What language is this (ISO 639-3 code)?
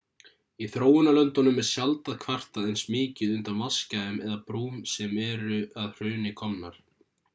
isl